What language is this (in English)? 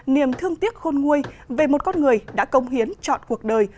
Vietnamese